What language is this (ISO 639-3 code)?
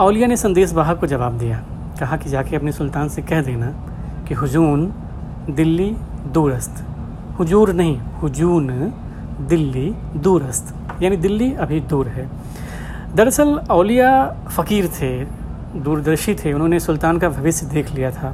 hin